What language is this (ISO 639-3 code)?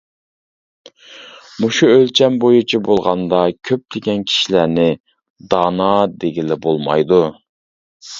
uig